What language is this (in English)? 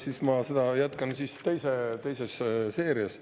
Estonian